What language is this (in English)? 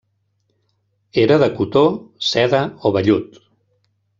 Catalan